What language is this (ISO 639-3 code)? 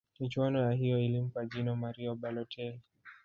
swa